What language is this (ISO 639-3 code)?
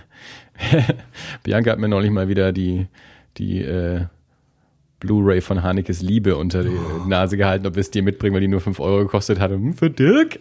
deu